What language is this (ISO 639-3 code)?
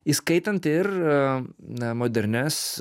lit